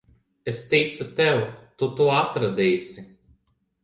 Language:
Latvian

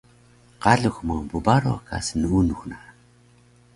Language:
Taroko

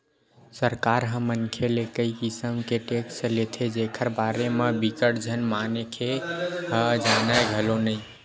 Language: Chhattisgarhi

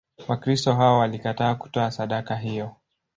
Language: Swahili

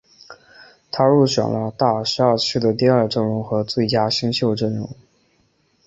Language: Chinese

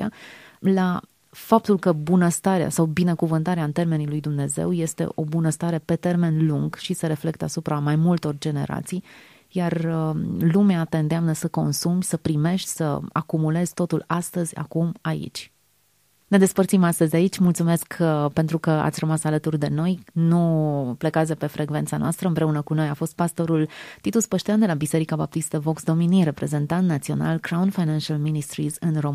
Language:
Romanian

